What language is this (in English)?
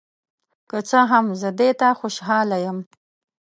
Pashto